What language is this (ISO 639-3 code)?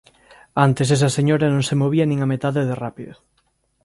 glg